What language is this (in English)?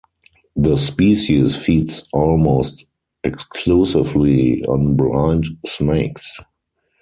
English